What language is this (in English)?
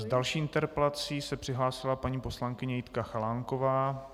Czech